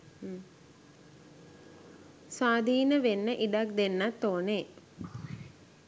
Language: Sinhala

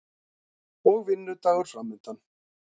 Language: Icelandic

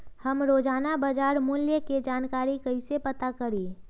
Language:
Magahi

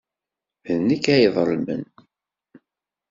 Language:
Kabyle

